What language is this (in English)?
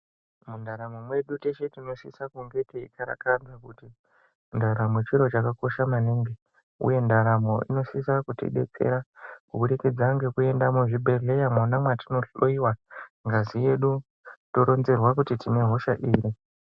Ndau